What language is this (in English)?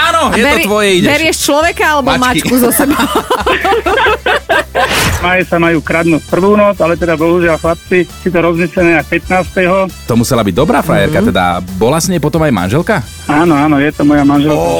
Slovak